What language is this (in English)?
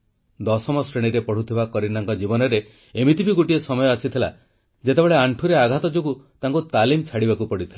Odia